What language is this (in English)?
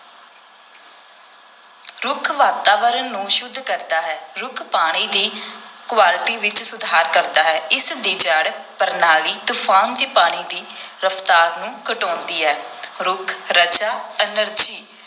Punjabi